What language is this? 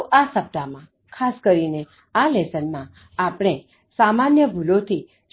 Gujarati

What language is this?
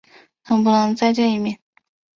Chinese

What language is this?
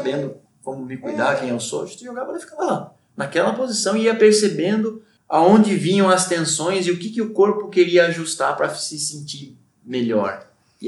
Portuguese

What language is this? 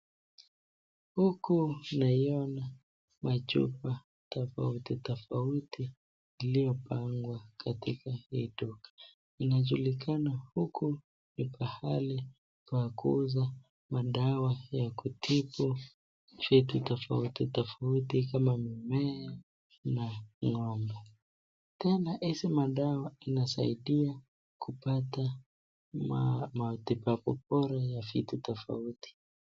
Swahili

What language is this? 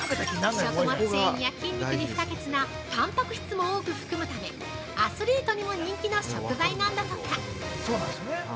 Japanese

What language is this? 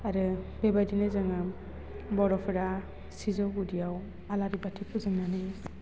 Bodo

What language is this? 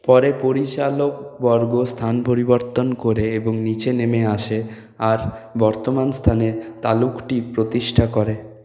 Bangla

